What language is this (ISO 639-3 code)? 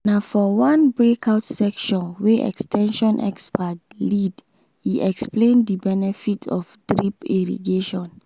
pcm